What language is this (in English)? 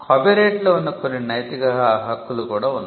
Telugu